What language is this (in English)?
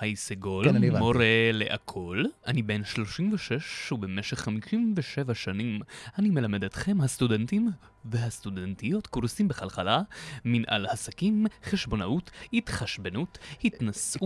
Hebrew